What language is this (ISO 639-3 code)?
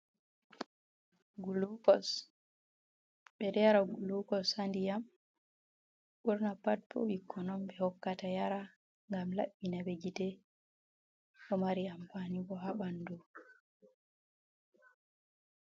ful